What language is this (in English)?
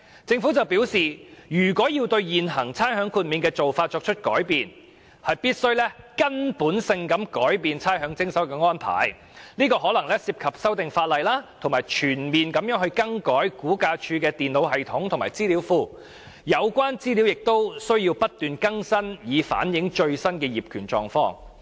Cantonese